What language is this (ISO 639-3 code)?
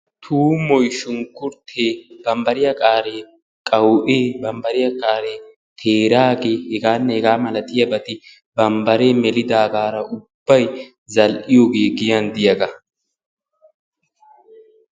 wal